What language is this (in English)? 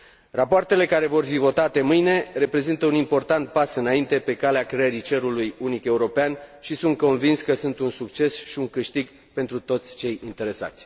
Romanian